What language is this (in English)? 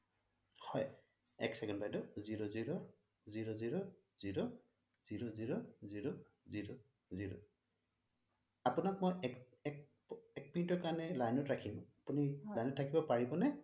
Assamese